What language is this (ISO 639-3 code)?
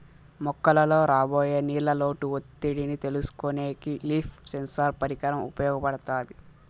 tel